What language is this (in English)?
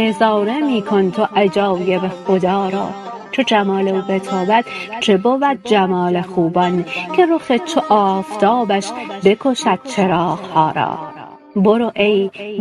Persian